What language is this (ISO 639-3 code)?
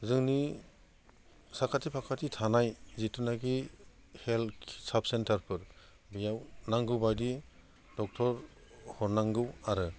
brx